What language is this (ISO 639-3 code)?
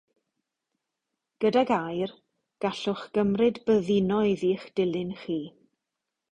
cym